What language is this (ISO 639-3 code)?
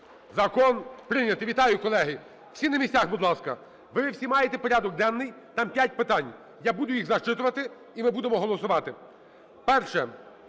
ukr